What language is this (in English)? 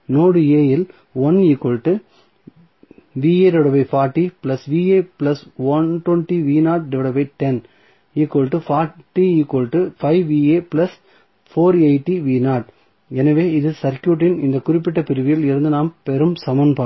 Tamil